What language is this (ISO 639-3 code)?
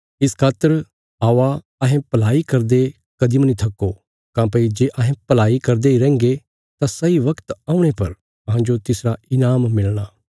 kfs